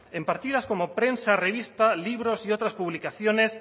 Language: Spanish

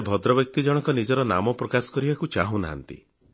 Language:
Odia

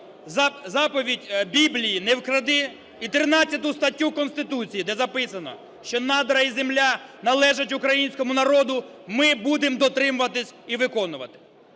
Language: Ukrainian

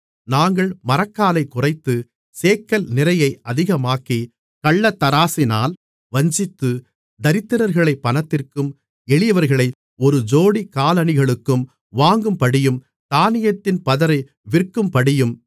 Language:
Tamil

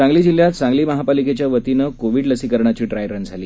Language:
Marathi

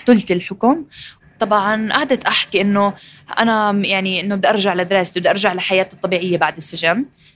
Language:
Arabic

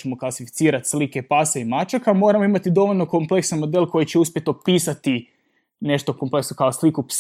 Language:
Croatian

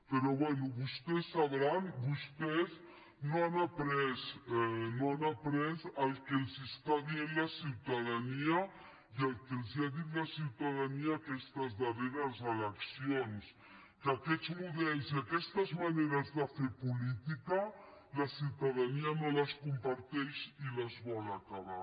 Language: Catalan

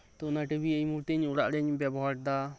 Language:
Santali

